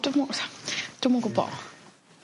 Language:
Welsh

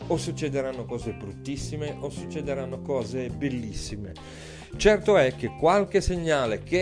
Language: Italian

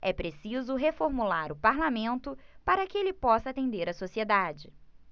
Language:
Portuguese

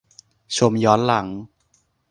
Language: Thai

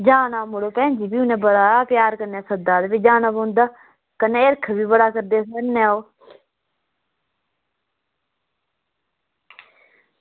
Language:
Dogri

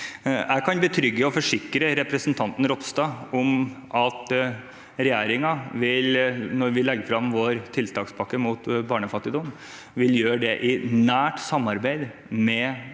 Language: Norwegian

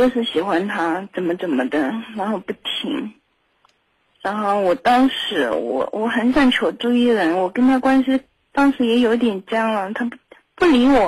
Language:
Chinese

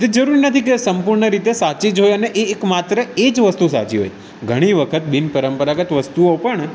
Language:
Gujarati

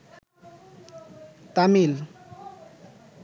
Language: Bangla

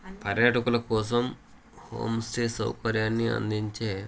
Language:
Telugu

